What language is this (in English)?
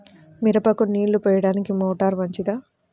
Telugu